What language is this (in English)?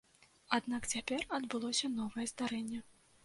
Belarusian